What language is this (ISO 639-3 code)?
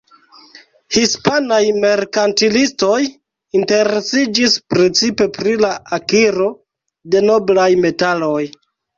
epo